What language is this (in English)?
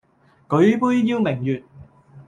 Cantonese